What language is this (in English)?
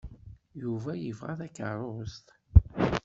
Kabyle